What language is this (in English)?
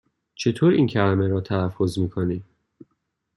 Persian